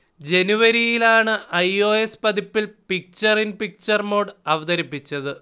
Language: Malayalam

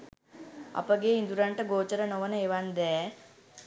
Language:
Sinhala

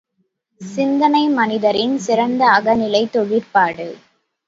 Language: Tamil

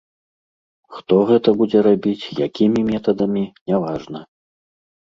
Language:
Belarusian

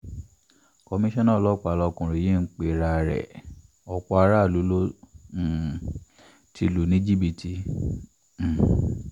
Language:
Yoruba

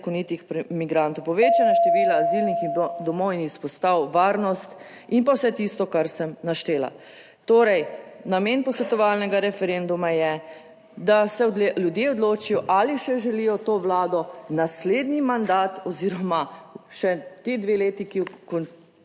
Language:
Slovenian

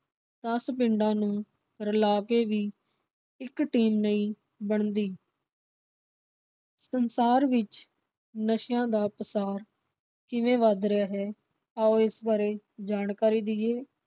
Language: Punjabi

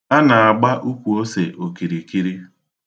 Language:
Igbo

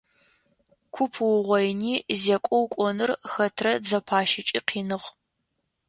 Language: Adyghe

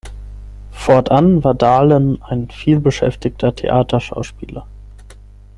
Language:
German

